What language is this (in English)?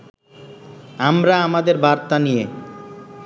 Bangla